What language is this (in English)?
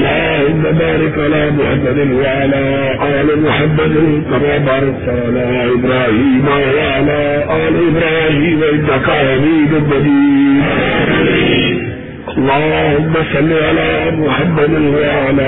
Urdu